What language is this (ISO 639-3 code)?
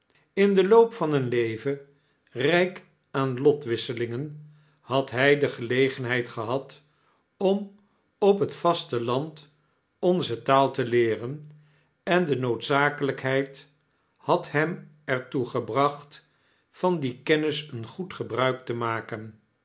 nld